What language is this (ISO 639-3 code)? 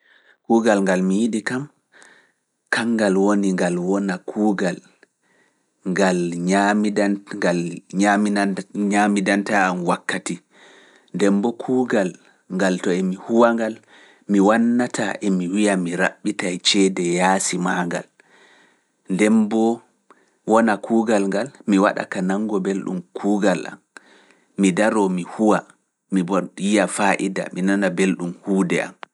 ful